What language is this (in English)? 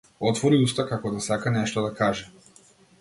Macedonian